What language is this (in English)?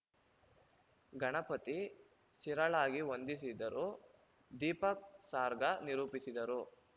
Kannada